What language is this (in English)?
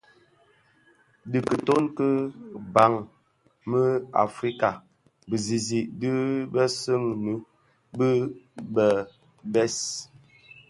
Bafia